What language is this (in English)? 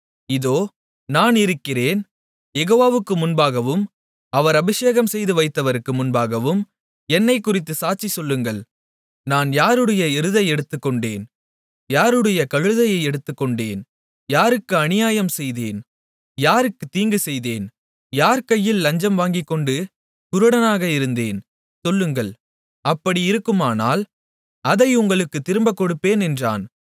Tamil